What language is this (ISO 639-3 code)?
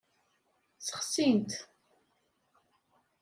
kab